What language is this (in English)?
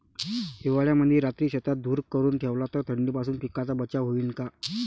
Marathi